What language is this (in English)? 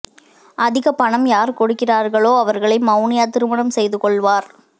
Tamil